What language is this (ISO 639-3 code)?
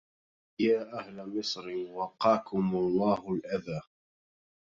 ara